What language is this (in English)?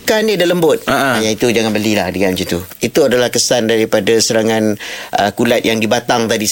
Malay